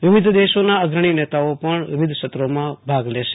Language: Gujarati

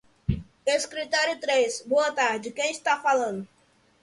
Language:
Portuguese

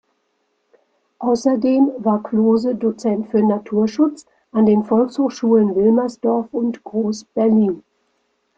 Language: German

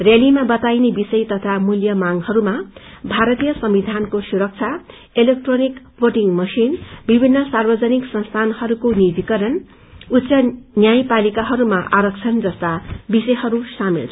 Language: Nepali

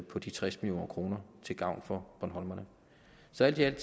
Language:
Danish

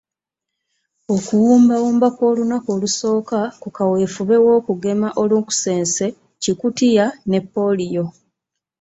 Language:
Ganda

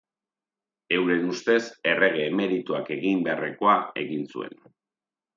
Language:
Basque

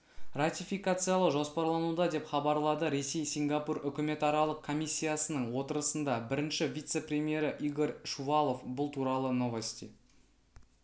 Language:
Kazakh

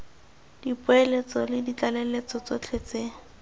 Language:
Tswana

